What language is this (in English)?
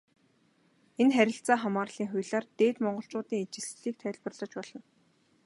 Mongolian